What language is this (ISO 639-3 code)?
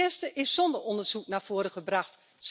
nld